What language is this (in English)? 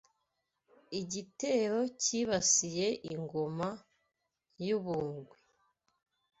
Kinyarwanda